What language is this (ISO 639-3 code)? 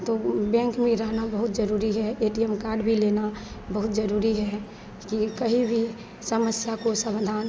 hin